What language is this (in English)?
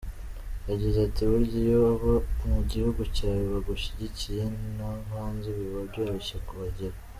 Kinyarwanda